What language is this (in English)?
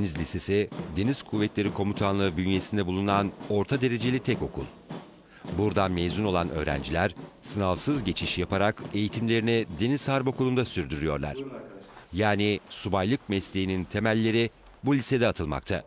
Turkish